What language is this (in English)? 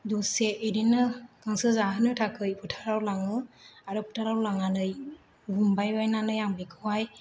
Bodo